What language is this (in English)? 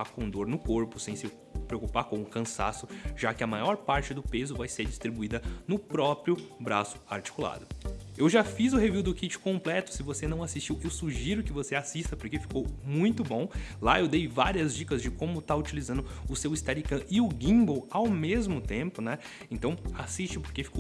Portuguese